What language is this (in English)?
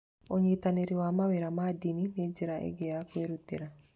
Kikuyu